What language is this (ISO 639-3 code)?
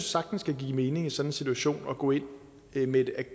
dan